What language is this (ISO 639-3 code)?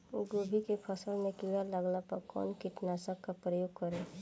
bho